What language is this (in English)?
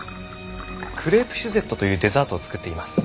Japanese